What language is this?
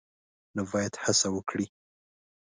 Pashto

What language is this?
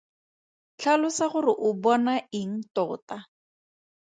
Tswana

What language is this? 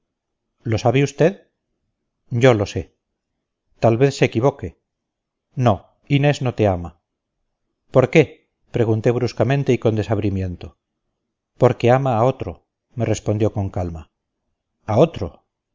Spanish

